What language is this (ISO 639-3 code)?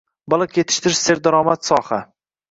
uzb